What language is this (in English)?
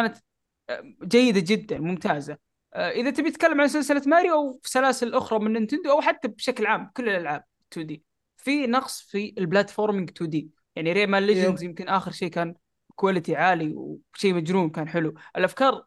Arabic